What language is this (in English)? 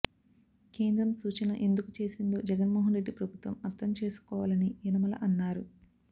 Telugu